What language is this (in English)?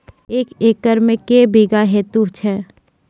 Maithili